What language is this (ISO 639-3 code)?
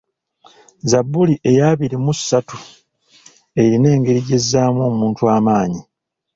lug